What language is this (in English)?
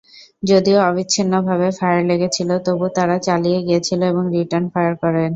Bangla